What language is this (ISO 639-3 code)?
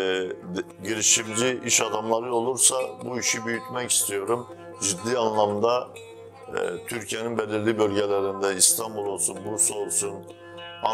tur